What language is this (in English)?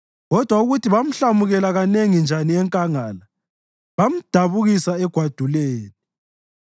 North Ndebele